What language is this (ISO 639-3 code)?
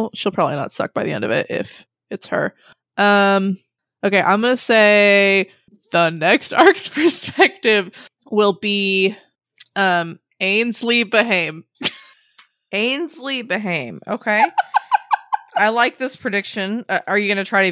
eng